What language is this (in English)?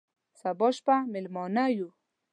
Pashto